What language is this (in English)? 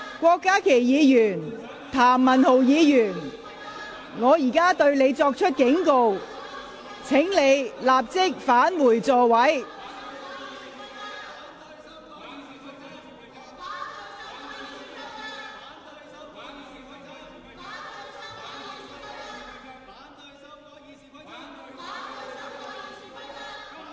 Cantonese